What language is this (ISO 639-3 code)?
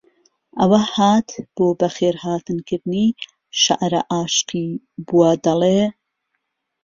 ckb